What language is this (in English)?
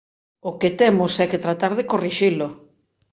Galician